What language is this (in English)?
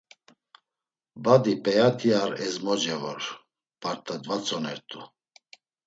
Laz